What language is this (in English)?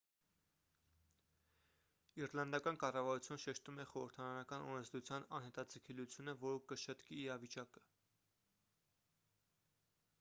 Armenian